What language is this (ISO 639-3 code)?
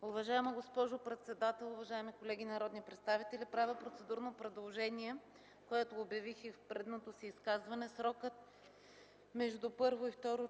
bul